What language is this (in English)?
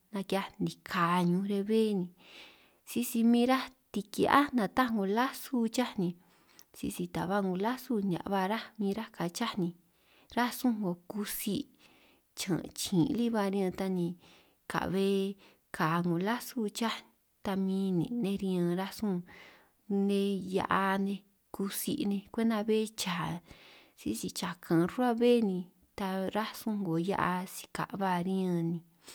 San Martín Itunyoso Triqui